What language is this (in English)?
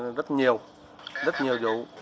Vietnamese